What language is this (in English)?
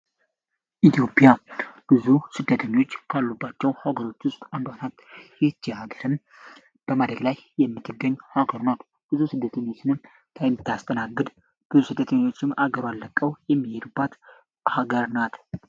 Amharic